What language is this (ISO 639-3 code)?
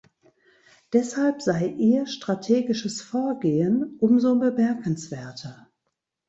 deu